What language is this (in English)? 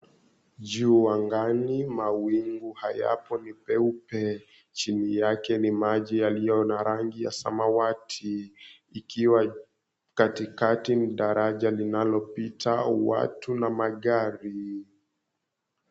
Swahili